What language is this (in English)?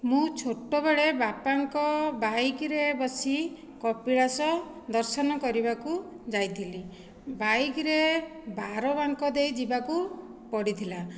Odia